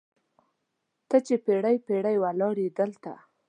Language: Pashto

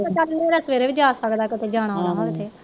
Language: Punjabi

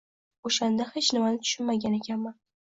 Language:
Uzbek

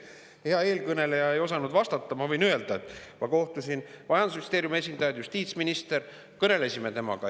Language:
Estonian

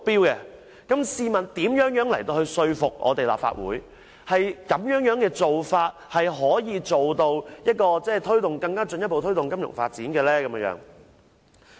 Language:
Cantonese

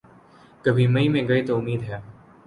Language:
Urdu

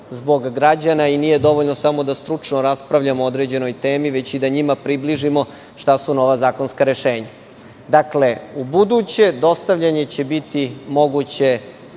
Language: Serbian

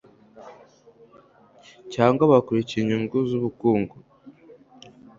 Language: Kinyarwanda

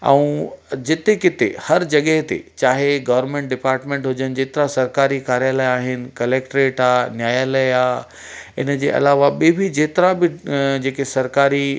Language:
Sindhi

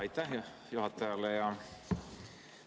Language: Estonian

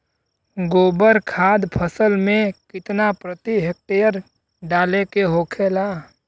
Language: Bhojpuri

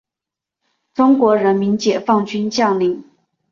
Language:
Chinese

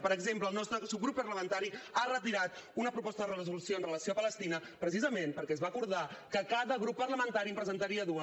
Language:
Catalan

